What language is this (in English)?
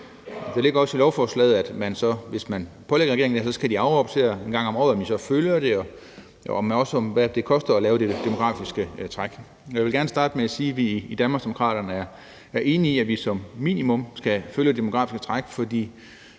Danish